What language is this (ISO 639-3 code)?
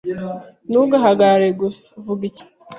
kin